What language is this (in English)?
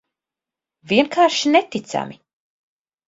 Latvian